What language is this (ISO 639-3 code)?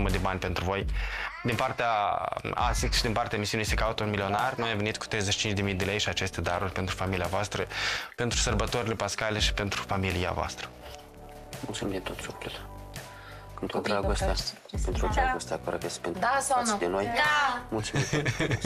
ron